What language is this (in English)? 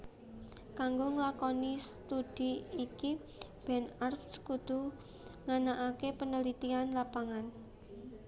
Javanese